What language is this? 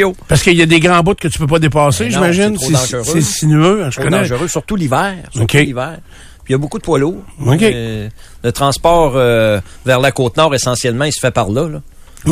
French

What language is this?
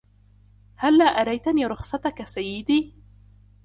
Arabic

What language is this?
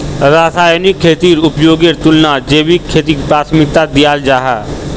Magahi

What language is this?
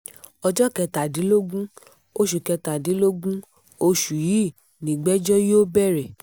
Yoruba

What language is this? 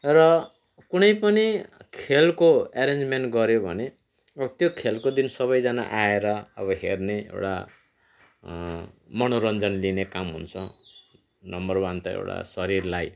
Nepali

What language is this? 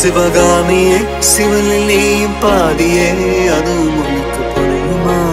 Tamil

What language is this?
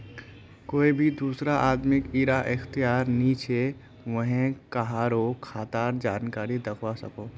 Magahi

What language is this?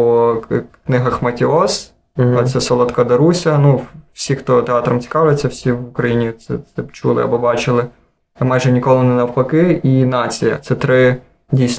Ukrainian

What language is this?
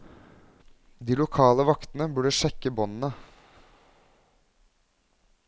Norwegian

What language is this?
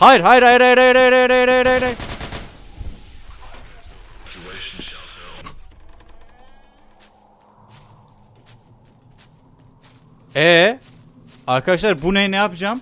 Turkish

